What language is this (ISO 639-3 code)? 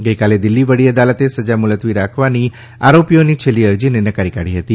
guj